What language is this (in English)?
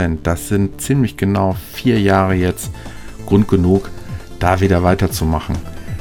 German